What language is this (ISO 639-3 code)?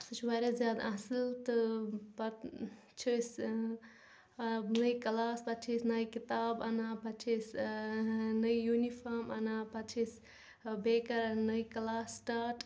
kas